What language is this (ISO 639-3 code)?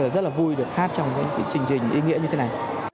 vie